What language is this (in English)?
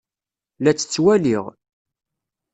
Kabyle